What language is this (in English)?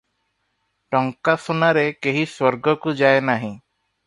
Odia